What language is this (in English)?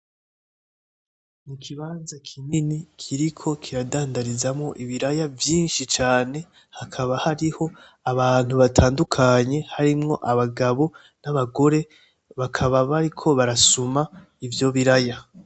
Rundi